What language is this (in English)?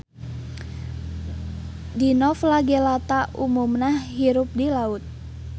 Sundanese